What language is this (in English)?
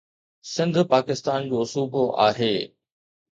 Sindhi